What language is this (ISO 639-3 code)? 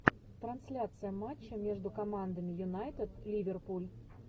rus